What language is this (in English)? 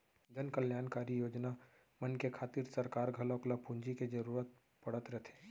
Chhattisgarhi